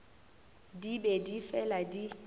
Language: Northern Sotho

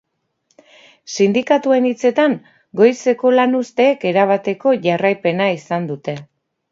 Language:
Basque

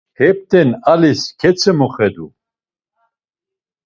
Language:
Laz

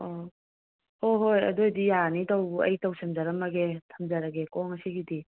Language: Manipuri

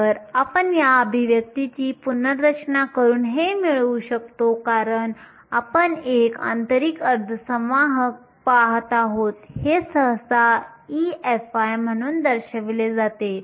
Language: Marathi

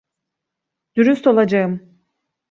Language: Turkish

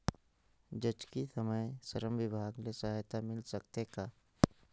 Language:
Chhattisgarhi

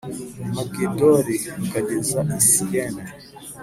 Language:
Kinyarwanda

